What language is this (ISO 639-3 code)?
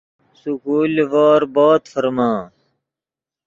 ydg